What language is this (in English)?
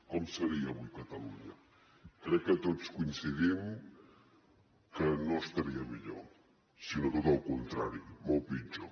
Catalan